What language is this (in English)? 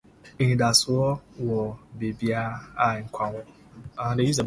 Akan